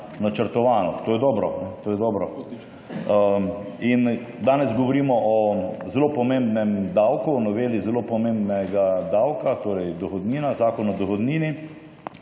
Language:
Slovenian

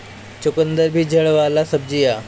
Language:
Bhojpuri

